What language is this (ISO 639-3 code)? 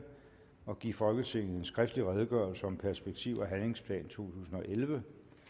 dan